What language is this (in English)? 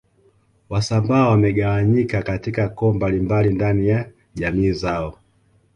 Swahili